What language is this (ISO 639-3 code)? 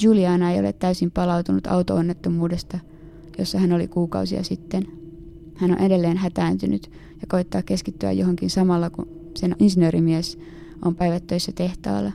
fin